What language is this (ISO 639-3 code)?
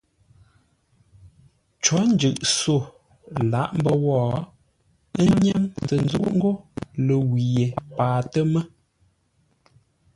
nla